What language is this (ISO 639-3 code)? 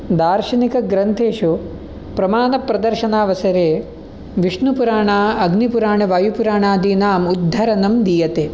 san